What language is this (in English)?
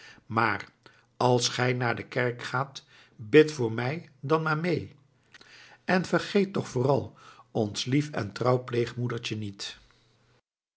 Dutch